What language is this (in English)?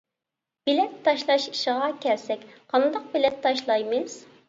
Uyghur